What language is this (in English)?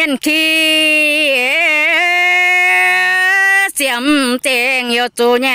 Thai